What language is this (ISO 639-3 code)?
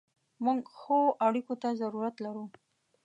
pus